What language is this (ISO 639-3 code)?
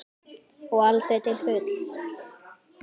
isl